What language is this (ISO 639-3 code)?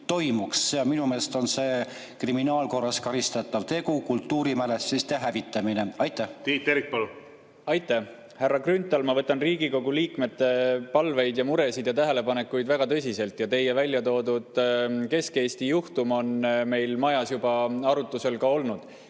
est